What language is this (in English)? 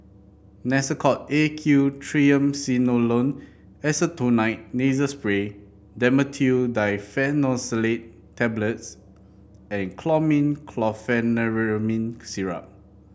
English